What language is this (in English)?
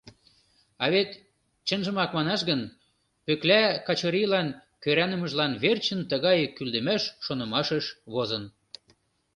Mari